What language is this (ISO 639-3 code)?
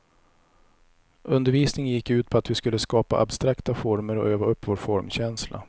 swe